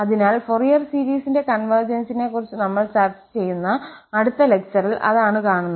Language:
Malayalam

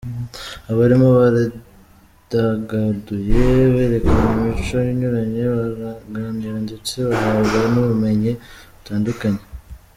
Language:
Kinyarwanda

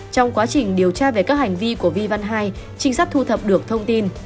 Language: Vietnamese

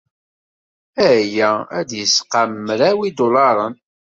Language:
Kabyle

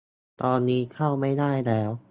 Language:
Thai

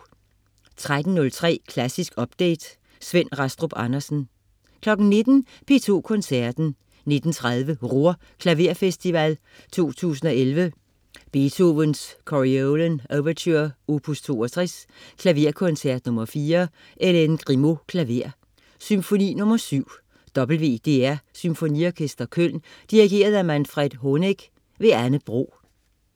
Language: Danish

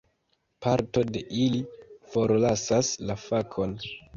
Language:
Esperanto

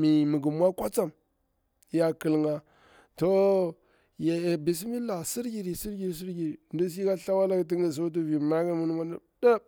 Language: Bura-Pabir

